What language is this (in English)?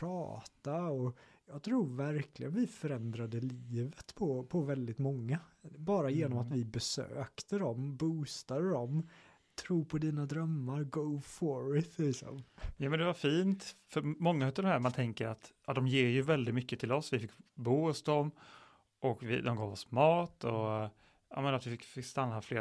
Swedish